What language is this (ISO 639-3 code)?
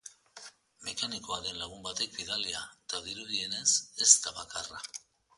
eus